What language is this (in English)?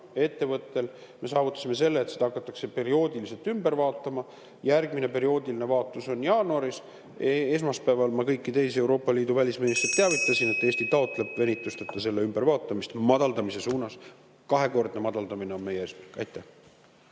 Estonian